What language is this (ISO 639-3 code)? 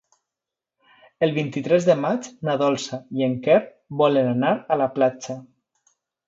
cat